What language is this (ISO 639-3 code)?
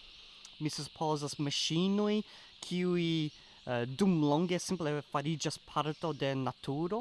epo